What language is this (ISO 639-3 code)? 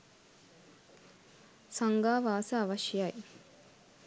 sin